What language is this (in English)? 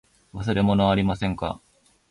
Japanese